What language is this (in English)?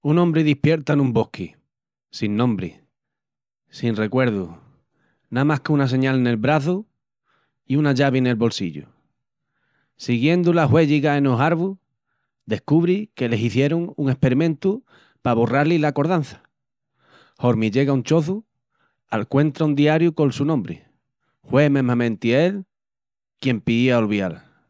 Extremaduran